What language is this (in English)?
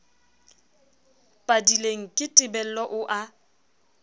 Southern Sotho